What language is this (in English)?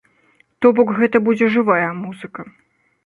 Belarusian